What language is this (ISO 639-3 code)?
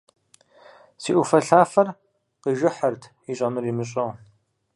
kbd